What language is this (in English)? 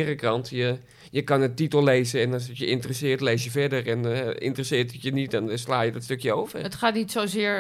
Dutch